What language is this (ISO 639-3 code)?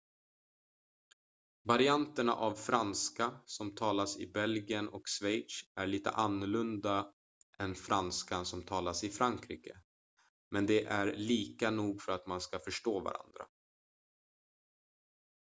swe